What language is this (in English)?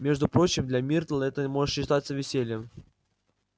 Russian